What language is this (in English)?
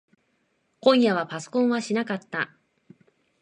Japanese